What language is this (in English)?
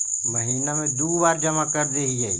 Magahi